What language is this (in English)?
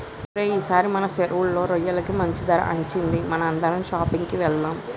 Telugu